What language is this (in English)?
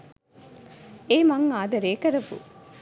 Sinhala